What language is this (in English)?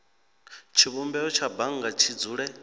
Venda